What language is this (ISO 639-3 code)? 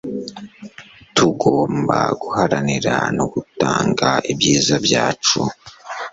kin